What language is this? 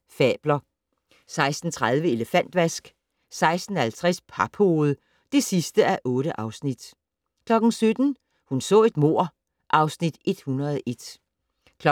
Danish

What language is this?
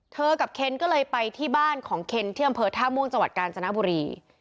Thai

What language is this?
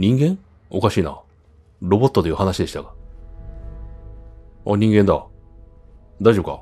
Japanese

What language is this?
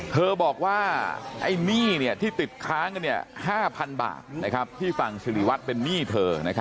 Thai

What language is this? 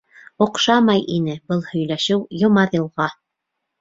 Bashkir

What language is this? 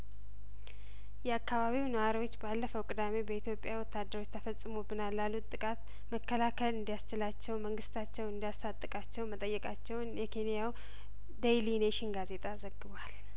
Amharic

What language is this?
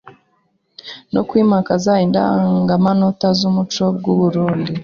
Kinyarwanda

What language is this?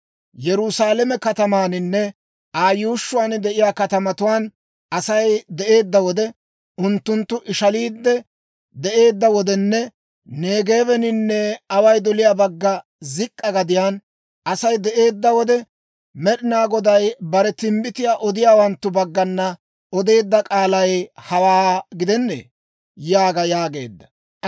Dawro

